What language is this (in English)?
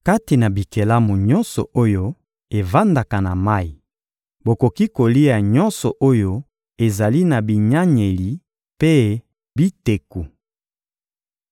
Lingala